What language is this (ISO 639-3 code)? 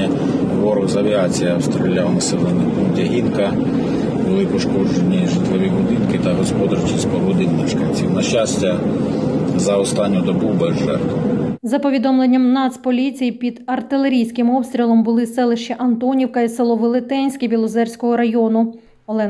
ukr